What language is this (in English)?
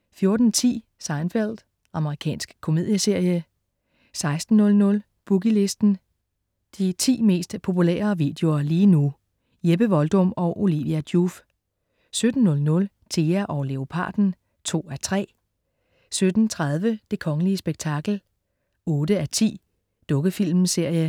Danish